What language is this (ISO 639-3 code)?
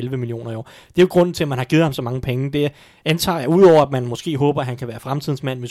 dan